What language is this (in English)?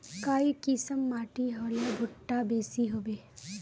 Magahi